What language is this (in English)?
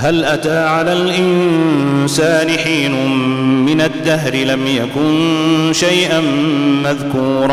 Arabic